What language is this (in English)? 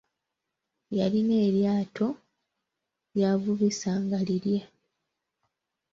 Ganda